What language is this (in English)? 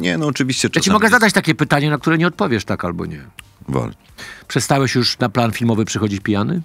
Polish